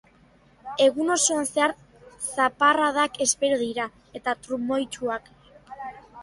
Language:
Basque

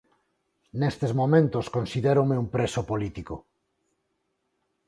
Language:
Galician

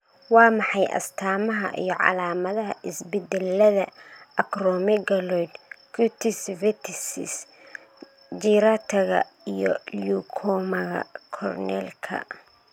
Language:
Somali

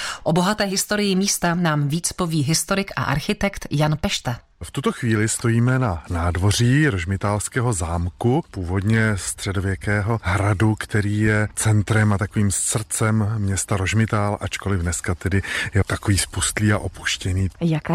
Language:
Czech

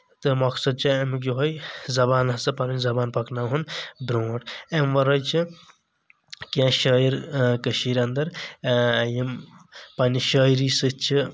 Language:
Kashmiri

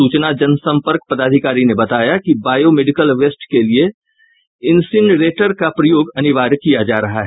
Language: Hindi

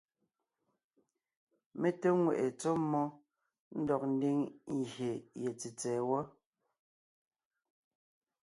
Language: Ngiemboon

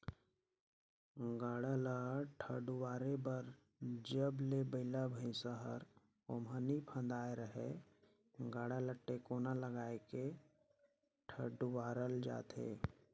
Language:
Chhattisgarhi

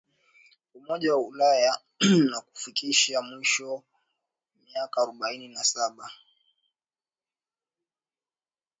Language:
Swahili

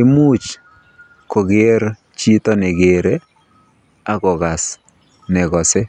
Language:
Kalenjin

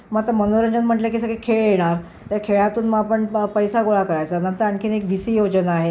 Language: Marathi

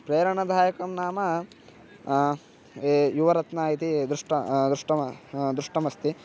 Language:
Sanskrit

